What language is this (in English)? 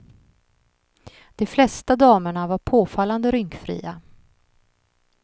Swedish